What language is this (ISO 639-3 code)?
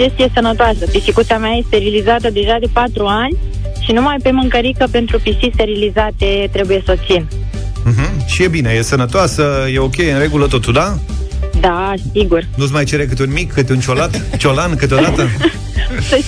ron